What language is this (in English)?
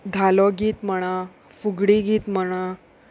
Konkani